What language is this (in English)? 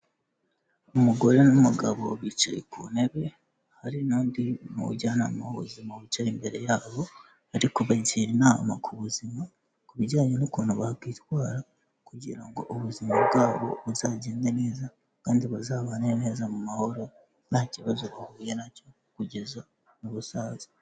Kinyarwanda